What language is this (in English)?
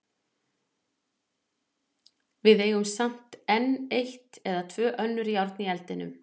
Icelandic